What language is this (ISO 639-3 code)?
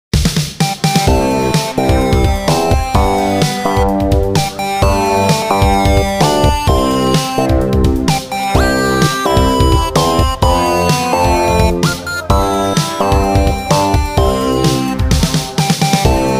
vie